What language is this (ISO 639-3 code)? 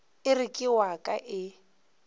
nso